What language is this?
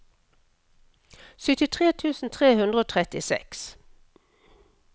Norwegian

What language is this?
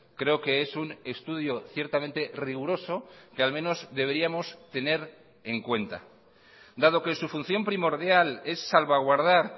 Spanish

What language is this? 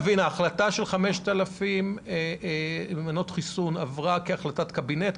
Hebrew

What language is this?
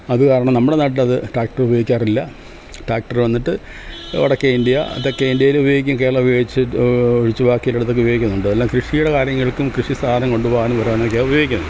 Malayalam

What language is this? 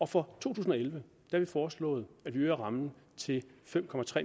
Danish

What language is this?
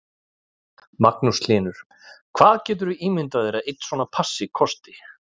Icelandic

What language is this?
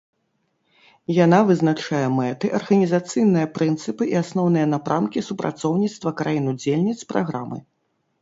Belarusian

